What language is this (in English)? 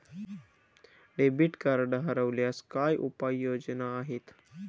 Marathi